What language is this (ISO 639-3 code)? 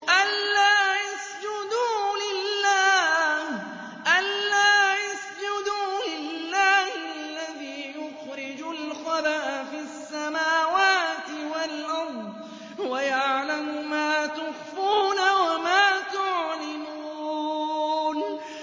ara